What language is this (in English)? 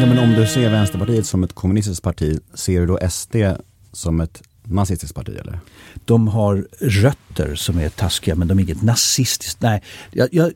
Swedish